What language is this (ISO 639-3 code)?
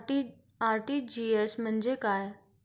mar